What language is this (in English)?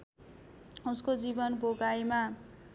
Nepali